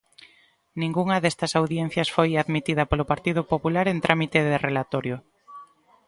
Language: Galician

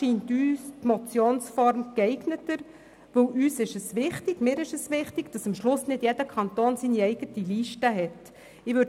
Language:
Swiss German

